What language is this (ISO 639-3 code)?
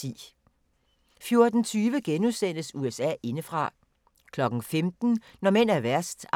dan